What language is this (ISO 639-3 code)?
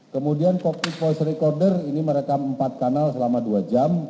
ind